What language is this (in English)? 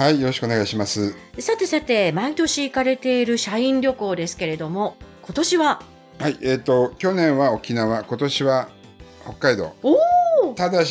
Japanese